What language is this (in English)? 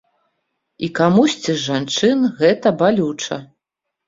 Belarusian